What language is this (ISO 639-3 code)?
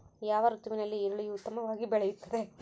kan